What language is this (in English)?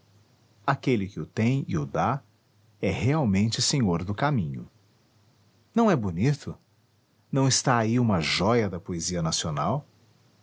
Portuguese